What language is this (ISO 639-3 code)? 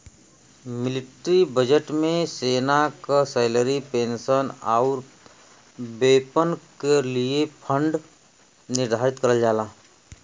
bho